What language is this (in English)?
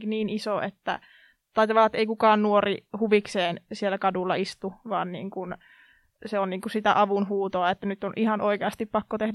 Finnish